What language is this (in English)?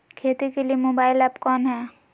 Magahi